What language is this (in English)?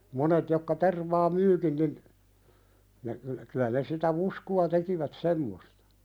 Finnish